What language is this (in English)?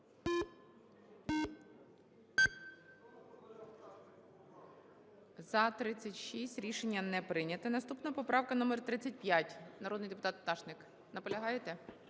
Ukrainian